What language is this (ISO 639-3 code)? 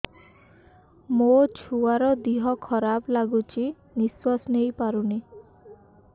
ori